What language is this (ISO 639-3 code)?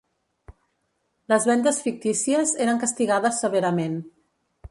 cat